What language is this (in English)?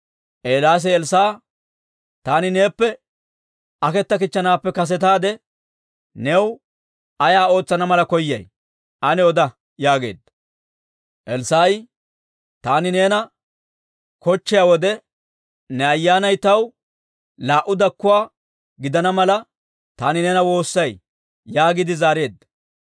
Dawro